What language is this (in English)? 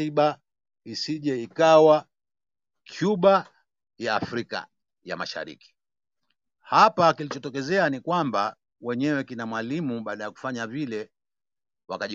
Swahili